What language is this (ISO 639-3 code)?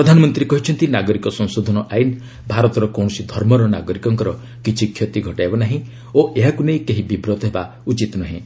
ori